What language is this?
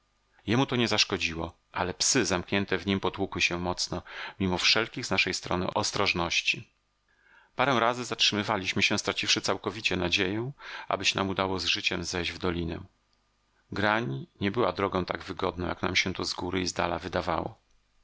Polish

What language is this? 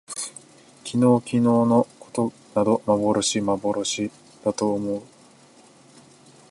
Japanese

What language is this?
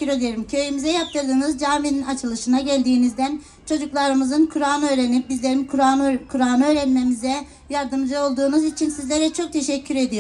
Turkish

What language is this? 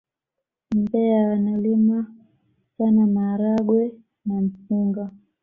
Swahili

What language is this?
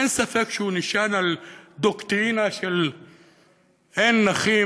Hebrew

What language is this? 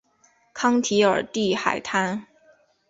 Chinese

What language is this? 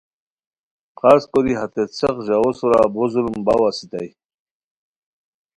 Khowar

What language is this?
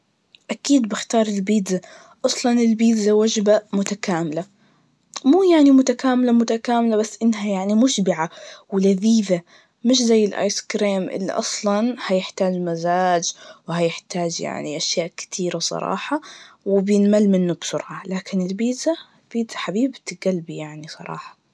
Najdi Arabic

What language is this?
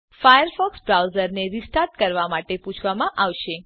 Gujarati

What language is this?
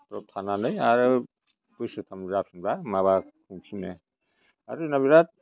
Bodo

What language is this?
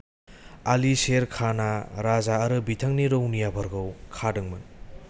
Bodo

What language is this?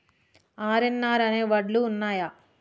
Telugu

